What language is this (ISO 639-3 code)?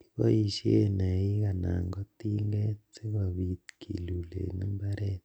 kln